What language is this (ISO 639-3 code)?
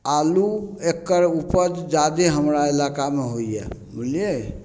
mai